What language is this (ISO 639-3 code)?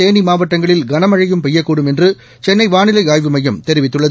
tam